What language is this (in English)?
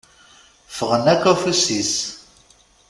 Kabyle